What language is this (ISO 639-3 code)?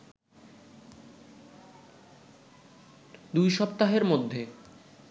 ben